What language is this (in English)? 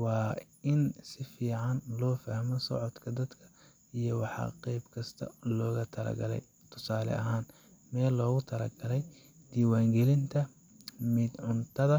Somali